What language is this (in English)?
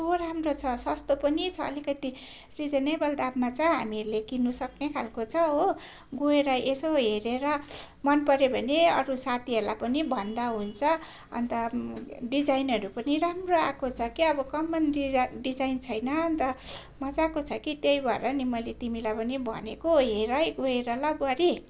Nepali